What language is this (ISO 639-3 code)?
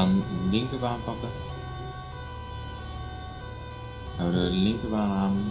nld